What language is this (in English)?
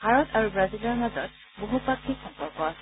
Assamese